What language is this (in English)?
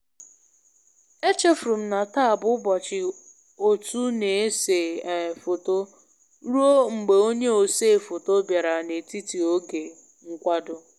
Igbo